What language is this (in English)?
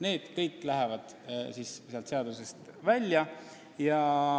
Estonian